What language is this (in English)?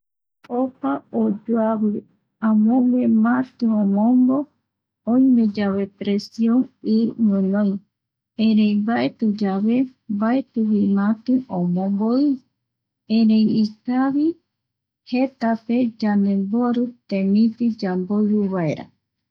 Eastern Bolivian Guaraní